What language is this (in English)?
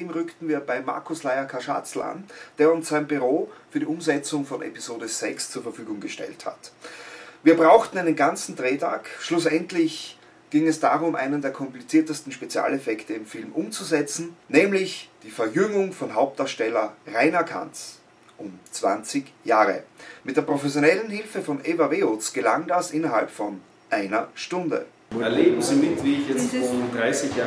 German